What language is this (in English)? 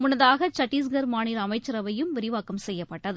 Tamil